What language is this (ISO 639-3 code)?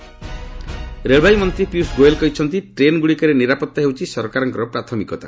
ori